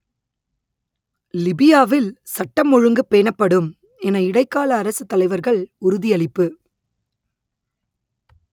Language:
Tamil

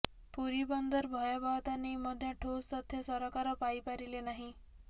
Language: Odia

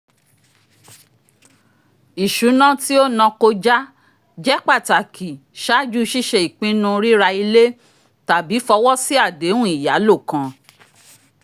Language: Yoruba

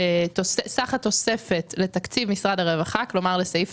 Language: Hebrew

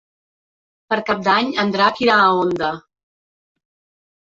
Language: Catalan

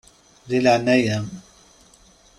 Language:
Kabyle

